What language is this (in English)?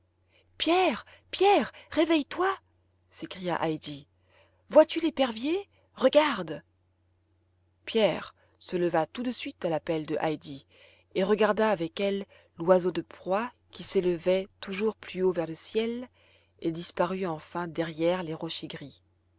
French